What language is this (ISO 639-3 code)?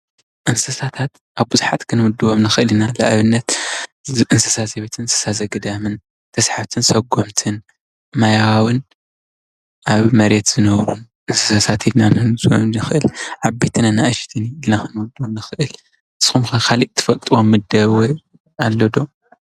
tir